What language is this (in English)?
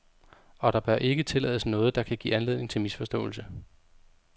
Danish